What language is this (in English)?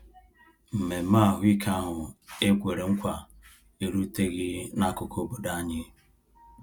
Igbo